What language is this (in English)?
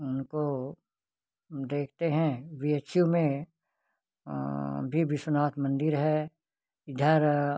Hindi